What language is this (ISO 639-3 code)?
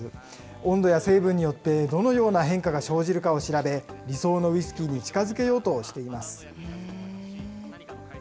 jpn